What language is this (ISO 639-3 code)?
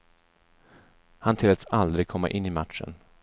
swe